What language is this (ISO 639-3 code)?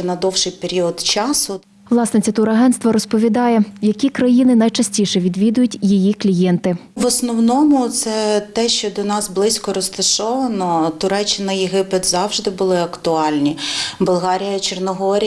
ukr